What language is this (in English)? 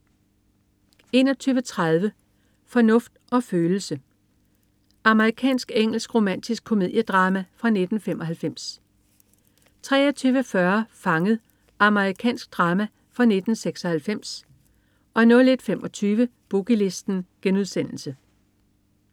Danish